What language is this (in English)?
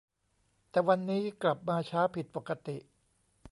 Thai